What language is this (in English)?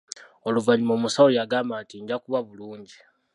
Ganda